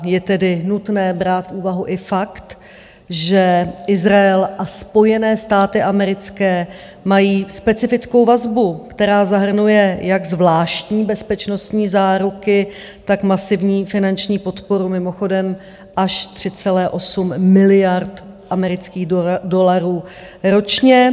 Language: Czech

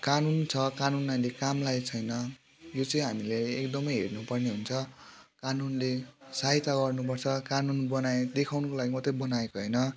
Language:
Nepali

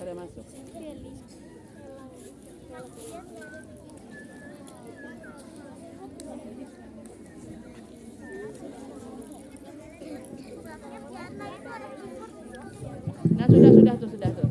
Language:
Indonesian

